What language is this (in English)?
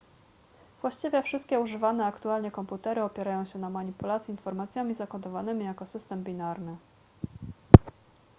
Polish